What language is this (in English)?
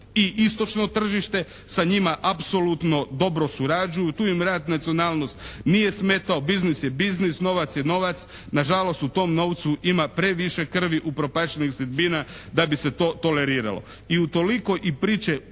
Croatian